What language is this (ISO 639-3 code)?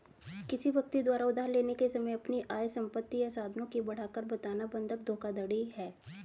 hin